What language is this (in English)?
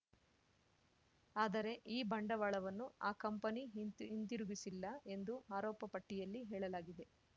Kannada